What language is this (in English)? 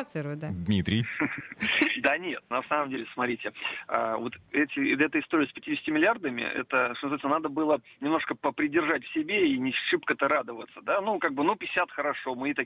Russian